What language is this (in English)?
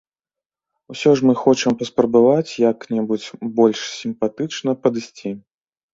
Belarusian